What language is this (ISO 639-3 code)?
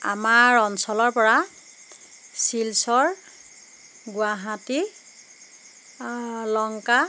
asm